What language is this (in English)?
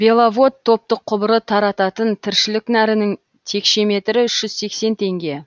Kazakh